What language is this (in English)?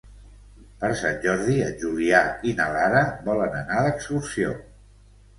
Catalan